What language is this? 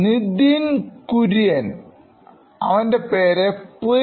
Malayalam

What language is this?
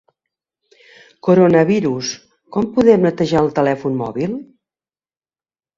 Catalan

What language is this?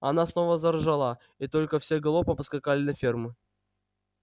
Russian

